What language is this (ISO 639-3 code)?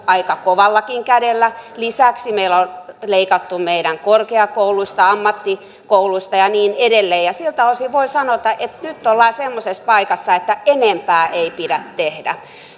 fin